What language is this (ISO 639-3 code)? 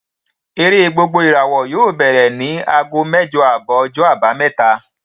yor